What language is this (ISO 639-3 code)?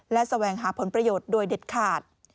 tha